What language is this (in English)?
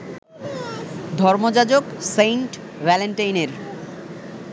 Bangla